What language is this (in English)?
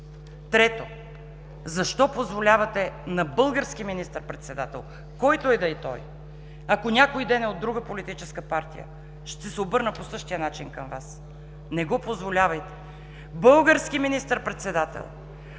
Bulgarian